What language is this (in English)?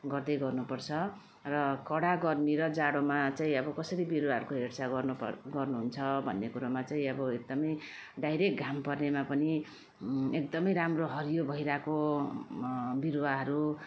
Nepali